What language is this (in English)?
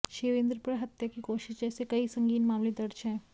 Hindi